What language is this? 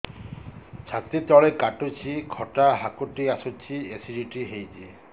Odia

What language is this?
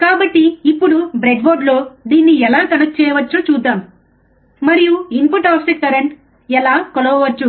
Telugu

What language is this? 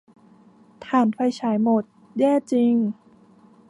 Thai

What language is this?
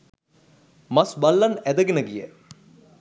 Sinhala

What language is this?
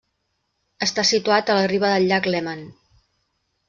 Catalan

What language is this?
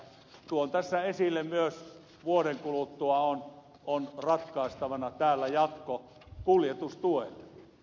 Finnish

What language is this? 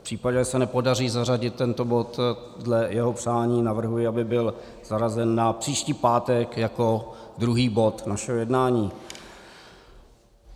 Czech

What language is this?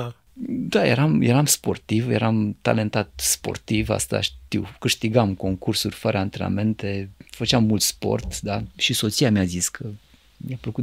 Romanian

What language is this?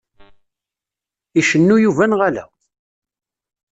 Kabyle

